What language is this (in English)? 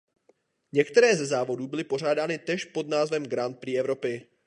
Czech